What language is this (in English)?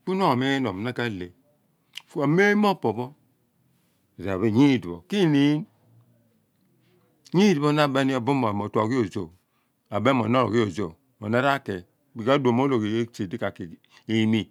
Abua